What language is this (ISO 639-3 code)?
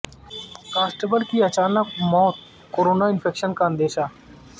urd